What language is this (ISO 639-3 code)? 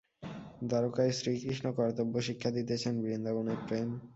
ben